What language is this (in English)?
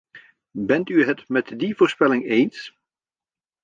Dutch